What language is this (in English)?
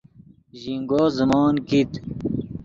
Yidgha